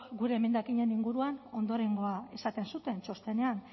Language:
Basque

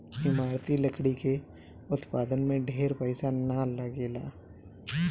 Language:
Bhojpuri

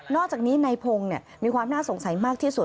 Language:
Thai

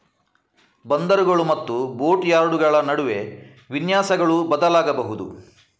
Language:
Kannada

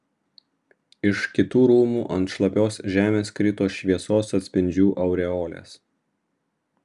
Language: Lithuanian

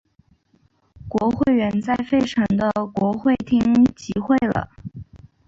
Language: Chinese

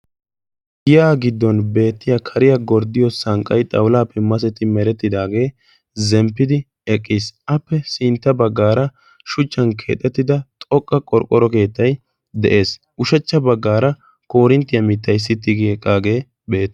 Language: Wolaytta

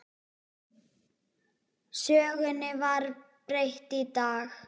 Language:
Icelandic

